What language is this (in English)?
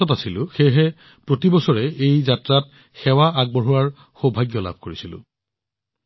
Assamese